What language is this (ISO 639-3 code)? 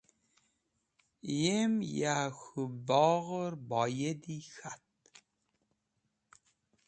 wbl